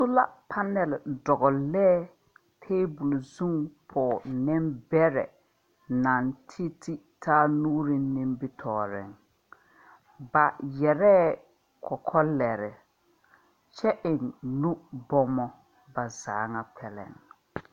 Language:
Southern Dagaare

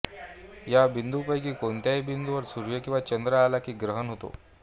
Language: Marathi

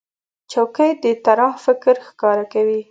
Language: Pashto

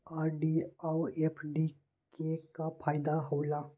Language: Maithili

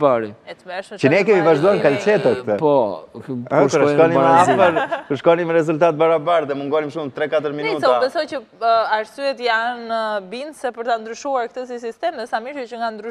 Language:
Romanian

